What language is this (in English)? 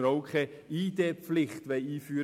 Swiss German